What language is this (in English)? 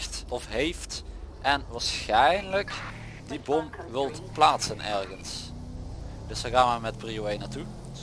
Dutch